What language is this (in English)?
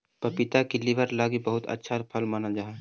Magahi